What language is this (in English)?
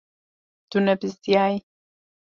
Kurdish